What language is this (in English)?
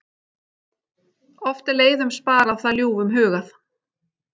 Icelandic